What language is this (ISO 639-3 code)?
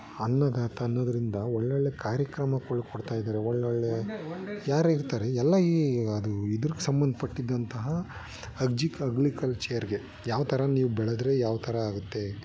kan